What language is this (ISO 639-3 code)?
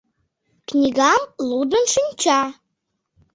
chm